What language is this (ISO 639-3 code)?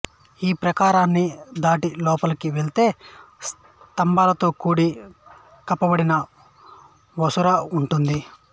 tel